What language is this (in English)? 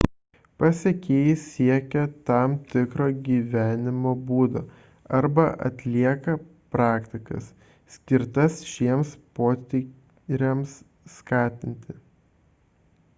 Lithuanian